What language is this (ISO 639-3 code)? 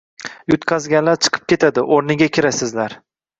uzb